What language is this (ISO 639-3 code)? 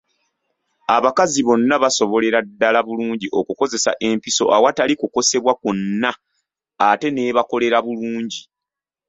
lug